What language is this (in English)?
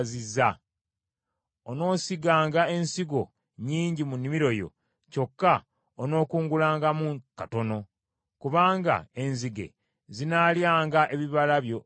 Ganda